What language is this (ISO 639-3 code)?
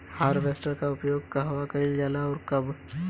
bho